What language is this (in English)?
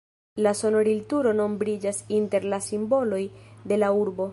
Esperanto